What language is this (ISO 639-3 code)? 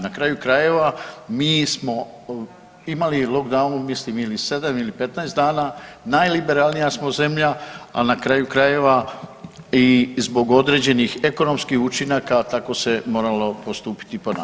hrv